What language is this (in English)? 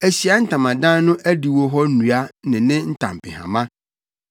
Akan